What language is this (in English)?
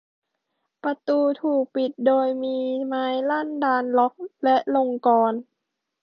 Thai